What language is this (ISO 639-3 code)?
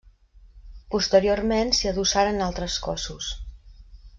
cat